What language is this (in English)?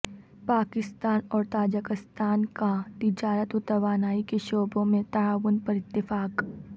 Urdu